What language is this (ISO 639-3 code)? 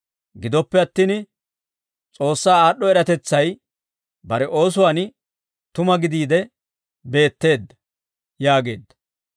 dwr